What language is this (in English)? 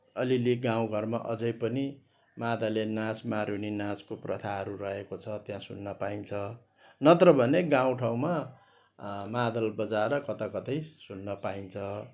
Nepali